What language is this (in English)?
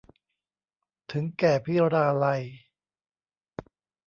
Thai